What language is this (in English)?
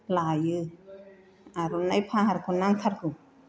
Bodo